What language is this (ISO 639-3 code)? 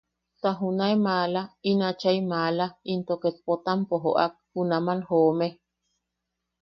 yaq